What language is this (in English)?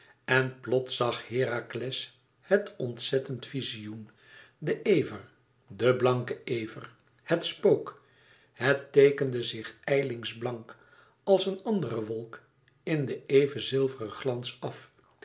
Dutch